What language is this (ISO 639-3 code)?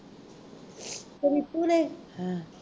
pan